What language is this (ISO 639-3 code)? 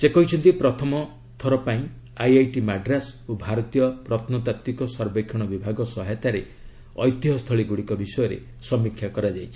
ori